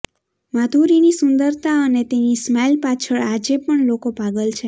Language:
Gujarati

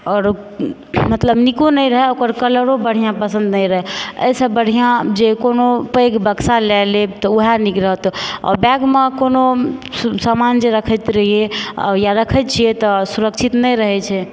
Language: Maithili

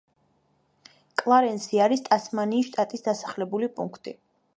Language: Georgian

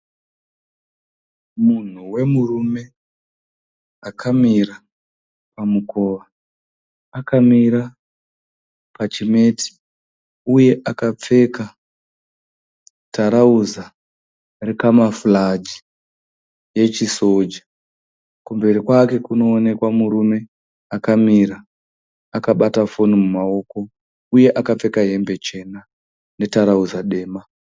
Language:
Shona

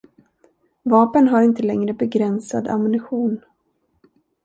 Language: Swedish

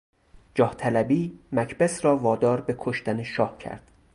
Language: Persian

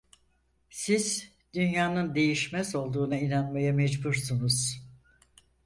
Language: Turkish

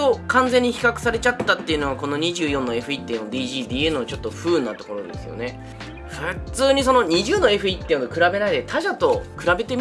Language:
Japanese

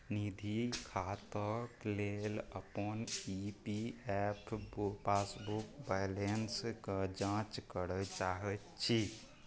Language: Maithili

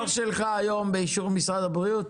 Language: Hebrew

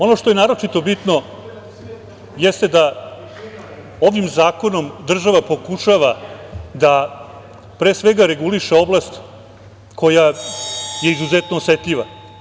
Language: Serbian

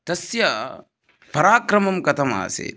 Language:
Sanskrit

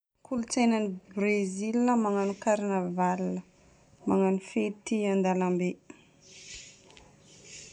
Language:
Northern Betsimisaraka Malagasy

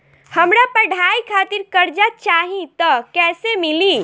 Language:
Bhojpuri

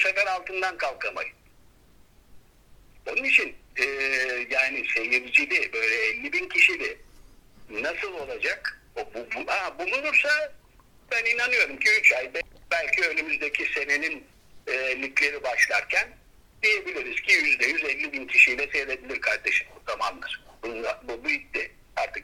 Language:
Turkish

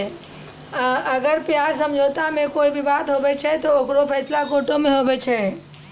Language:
Maithili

